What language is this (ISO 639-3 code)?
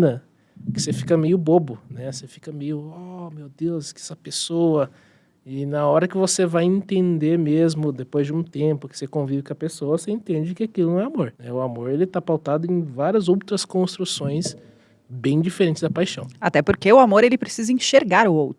por